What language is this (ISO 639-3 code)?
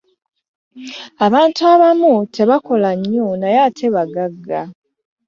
lug